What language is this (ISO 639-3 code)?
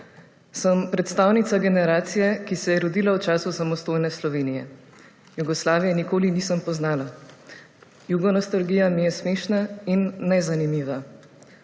slv